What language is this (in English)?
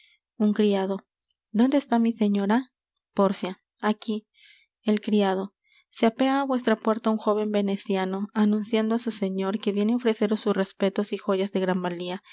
Spanish